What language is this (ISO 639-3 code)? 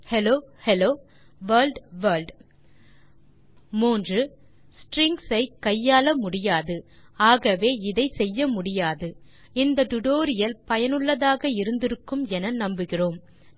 tam